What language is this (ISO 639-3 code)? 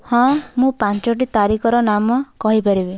ori